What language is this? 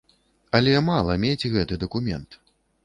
Belarusian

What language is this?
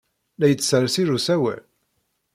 Kabyle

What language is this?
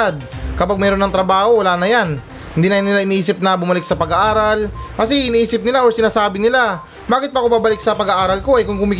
Filipino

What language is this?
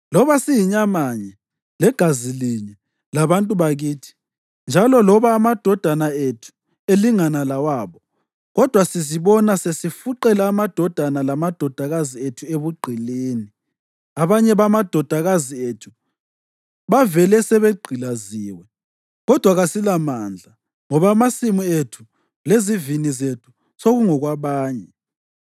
North Ndebele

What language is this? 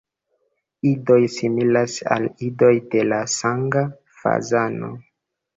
Esperanto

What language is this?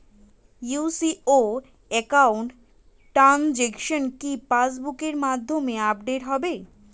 Bangla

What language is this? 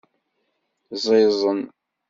Kabyle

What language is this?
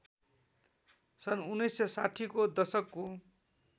Nepali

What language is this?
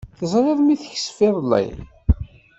Kabyle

